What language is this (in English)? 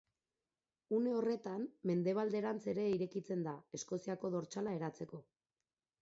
Basque